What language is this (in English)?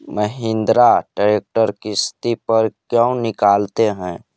Magahi